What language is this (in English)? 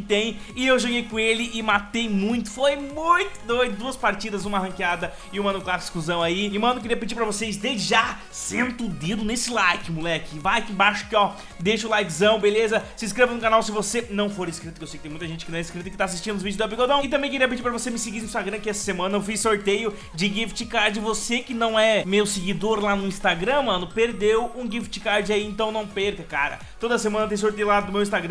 Portuguese